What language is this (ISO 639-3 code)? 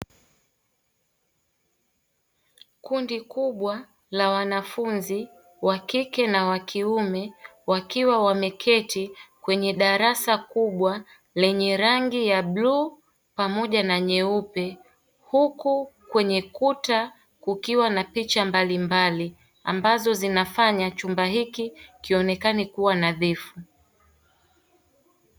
swa